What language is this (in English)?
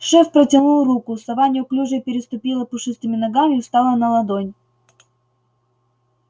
Russian